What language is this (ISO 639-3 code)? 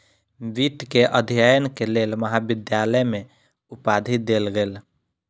mai